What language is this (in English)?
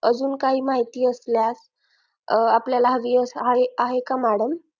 Marathi